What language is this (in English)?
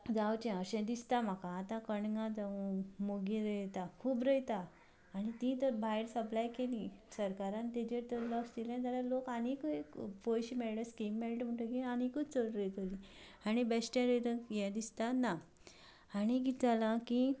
Konkani